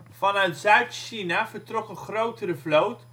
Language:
Dutch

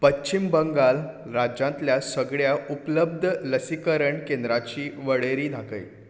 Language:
Konkani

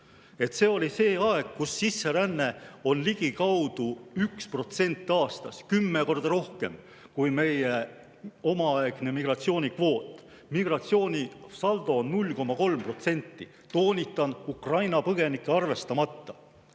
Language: Estonian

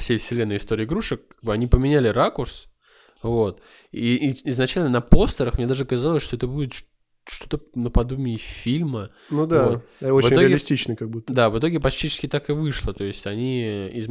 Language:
Russian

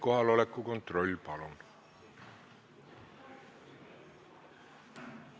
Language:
Estonian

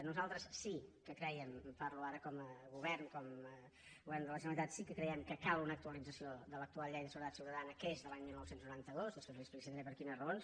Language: Catalan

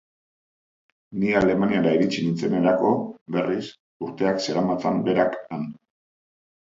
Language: Basque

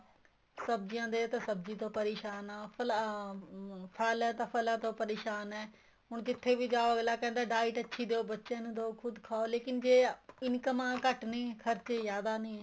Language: Punjabi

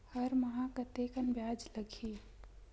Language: Chhattisgarhi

